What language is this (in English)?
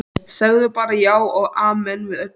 Icelandic